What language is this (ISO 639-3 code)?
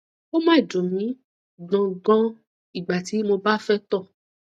yor